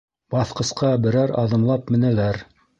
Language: Bashkir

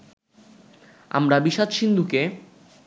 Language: Bangla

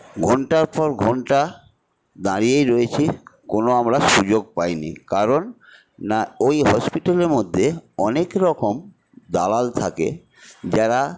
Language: Bangla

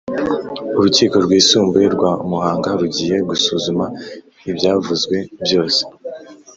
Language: Kinyarwanda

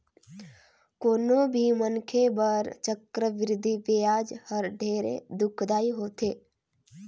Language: Chhattisgarhi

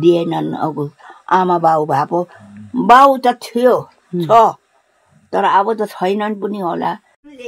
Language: Thai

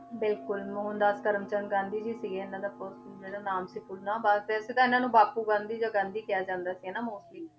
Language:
Punjabi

